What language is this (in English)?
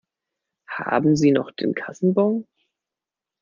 German